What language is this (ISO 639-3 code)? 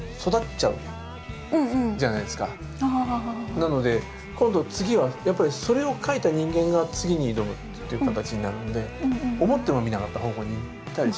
jpn